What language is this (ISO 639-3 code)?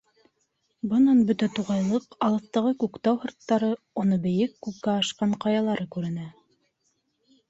bak